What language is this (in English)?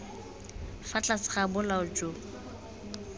Tswana